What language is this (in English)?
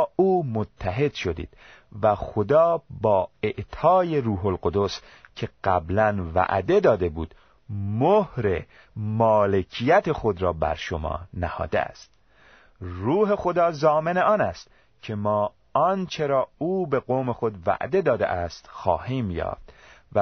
Persian